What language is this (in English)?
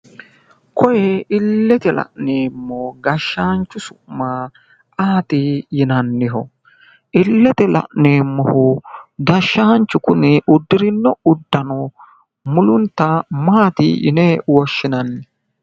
Sidamo